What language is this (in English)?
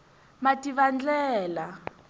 Tsonga